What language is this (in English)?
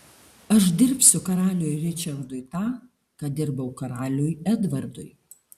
Lithuanian